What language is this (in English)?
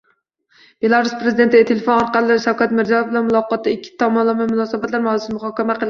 Uzbek